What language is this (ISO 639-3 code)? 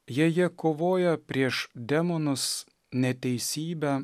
lit